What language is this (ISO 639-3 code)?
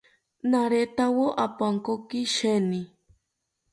cpy